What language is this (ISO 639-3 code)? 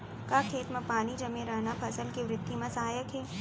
hne